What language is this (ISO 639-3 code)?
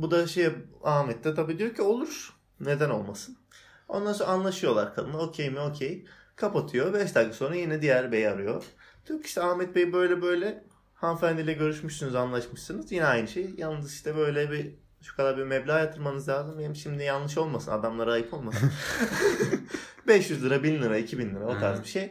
tur